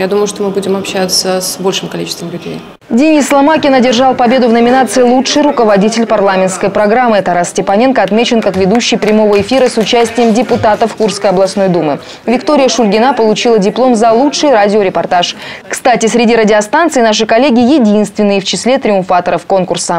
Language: Russian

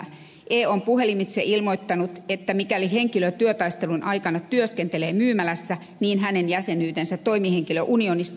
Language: Finnish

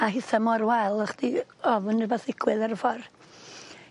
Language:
Welsh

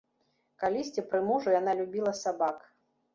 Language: Belarusian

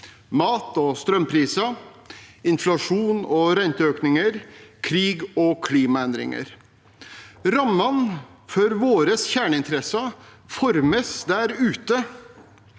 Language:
Norwegian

